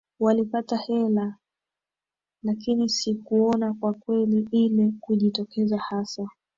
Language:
Swahili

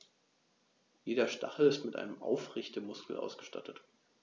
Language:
German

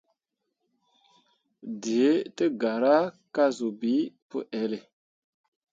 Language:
Mundang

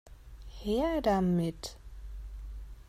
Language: German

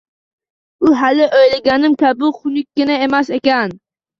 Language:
Uzbek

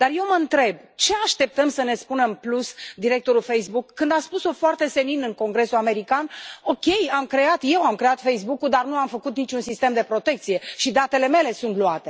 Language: Romanian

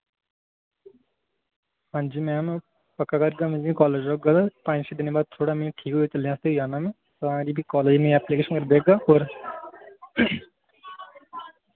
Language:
Dogri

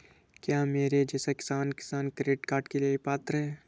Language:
Hindi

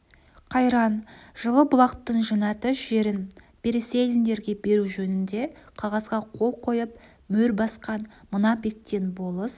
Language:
Kazakh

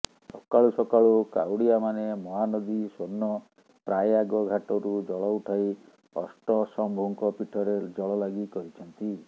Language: Odia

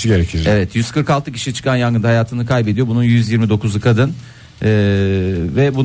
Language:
Turkish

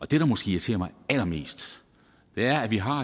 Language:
Danish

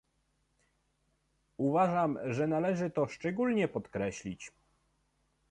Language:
Polish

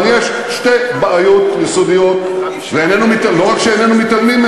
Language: Hebrew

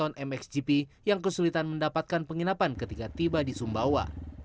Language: Indonesian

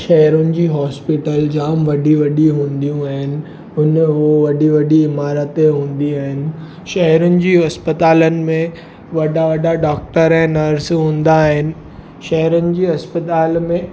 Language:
Sindhi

